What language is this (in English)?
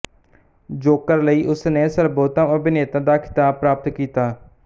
Punjabi